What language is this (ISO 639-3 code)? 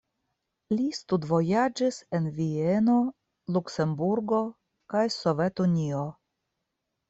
epo